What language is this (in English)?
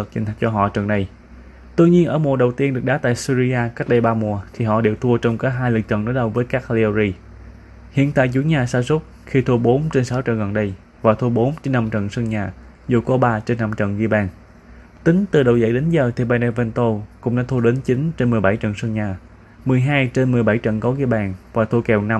Vietnamese